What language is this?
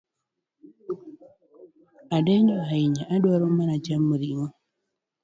Luo (Kenya and Tanzania)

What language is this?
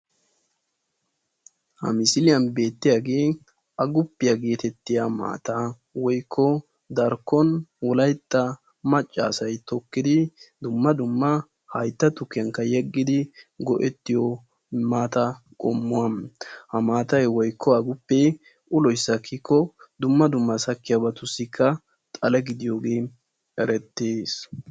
Wolaytta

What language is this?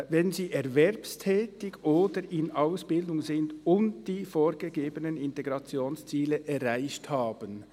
Swiss German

